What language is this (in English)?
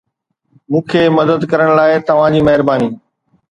Sindhi